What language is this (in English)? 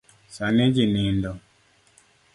Luo (Kenya and Tanzania)